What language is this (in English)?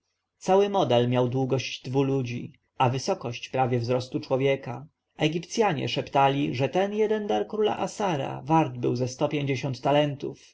Polish